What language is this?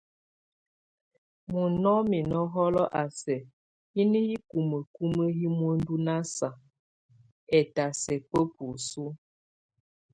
Tunen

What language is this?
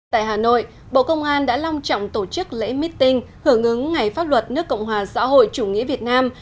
Vietnamese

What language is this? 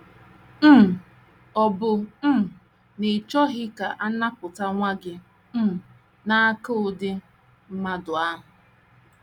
Igbo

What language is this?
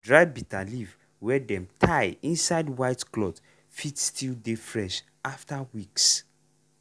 Nigerian Pidgin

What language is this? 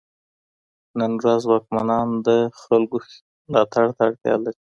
Pashto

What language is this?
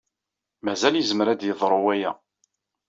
Kabyle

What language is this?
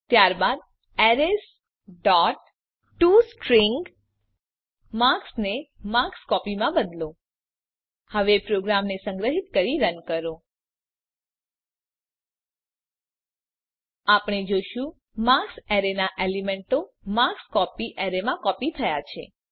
Gujarati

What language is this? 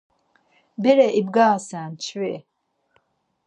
Laz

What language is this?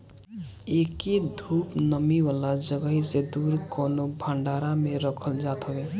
Bhojpuri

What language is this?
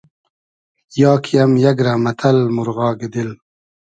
Hazaragi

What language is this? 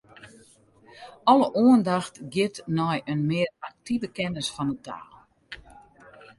Western Frisian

